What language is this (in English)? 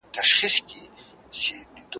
Pashto